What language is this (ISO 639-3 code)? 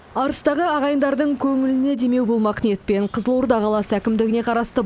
kaz